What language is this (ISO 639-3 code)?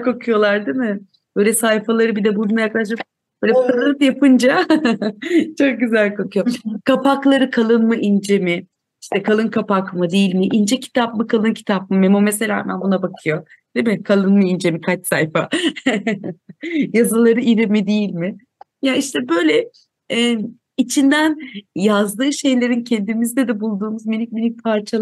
tur